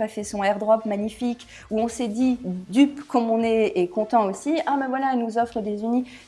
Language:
French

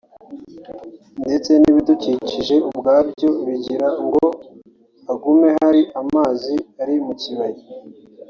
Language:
Kinyarwanda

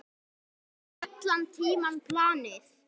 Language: Icelandic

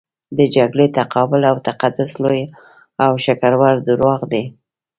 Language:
Pashto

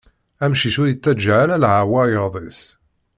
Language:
Kabyle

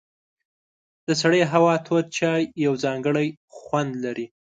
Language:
Pashto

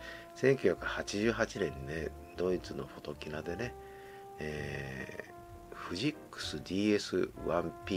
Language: Japanese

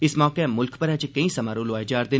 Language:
Dogri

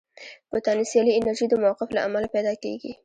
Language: Pashto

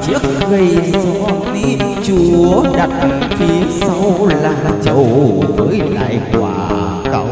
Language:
Vietnamese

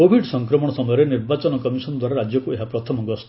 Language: Odia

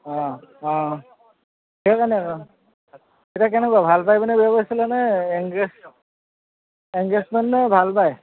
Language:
Assamese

